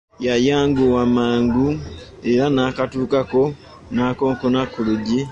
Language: Ganda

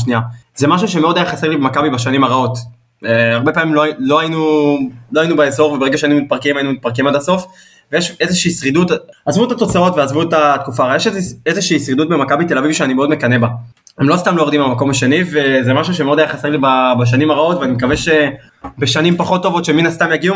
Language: Hebrew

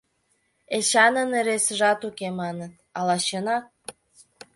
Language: Mari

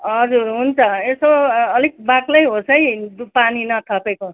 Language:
Nepali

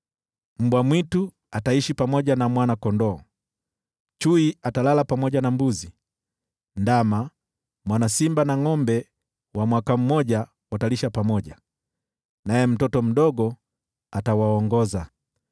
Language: Swahili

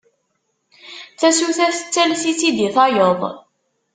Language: Kabyle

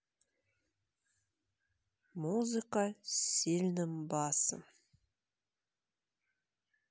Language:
Russian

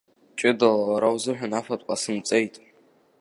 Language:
Abkhazian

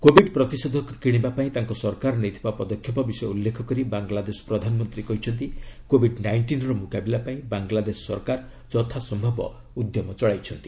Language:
Odia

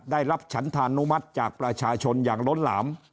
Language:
Thai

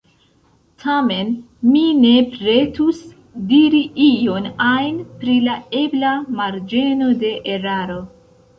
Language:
Esperanto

